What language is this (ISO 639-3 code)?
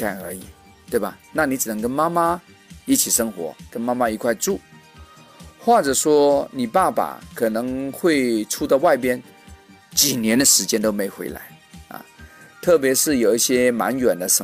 zho